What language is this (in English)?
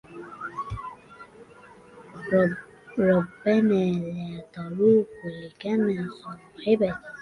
Arabic